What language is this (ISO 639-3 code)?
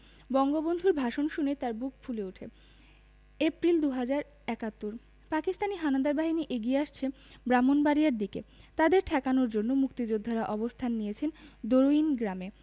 ben